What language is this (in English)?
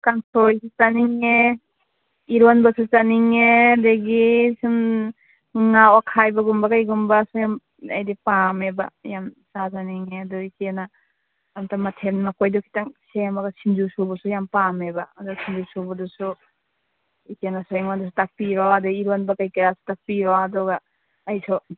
Manipuri